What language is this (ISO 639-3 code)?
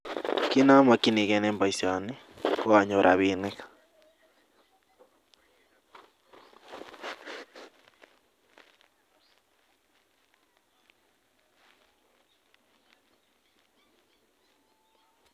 kln